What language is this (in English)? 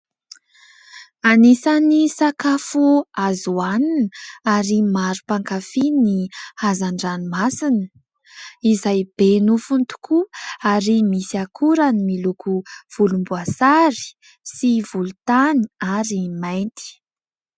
Malagasy